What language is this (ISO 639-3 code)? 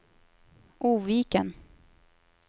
swe